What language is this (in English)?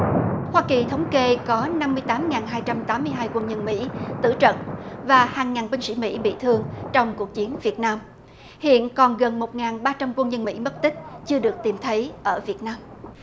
Vietnamese